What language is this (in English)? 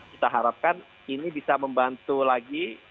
Indonesian